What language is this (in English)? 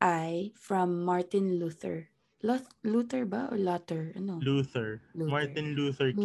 Filipino